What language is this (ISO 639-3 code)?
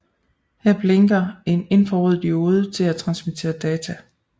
dan